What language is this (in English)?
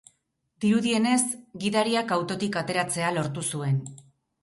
Basque